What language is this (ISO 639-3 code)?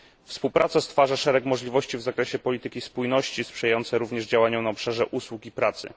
pol